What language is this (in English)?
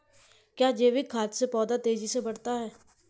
Hindi